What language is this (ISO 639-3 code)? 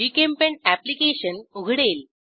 mar